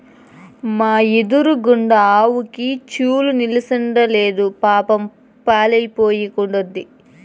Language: Telugu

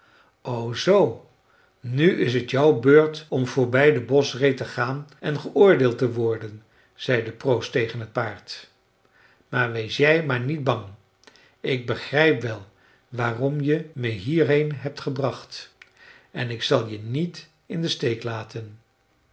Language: Dutch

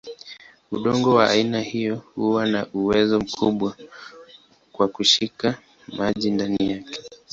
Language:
Swahili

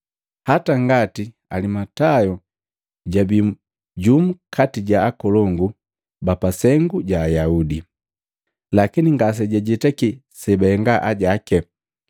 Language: Matengo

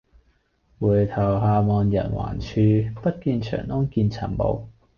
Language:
Cantonese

